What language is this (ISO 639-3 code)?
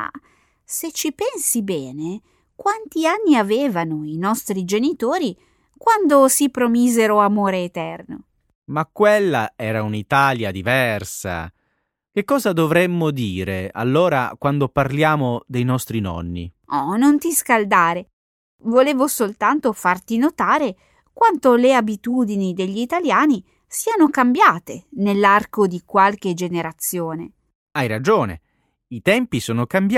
ita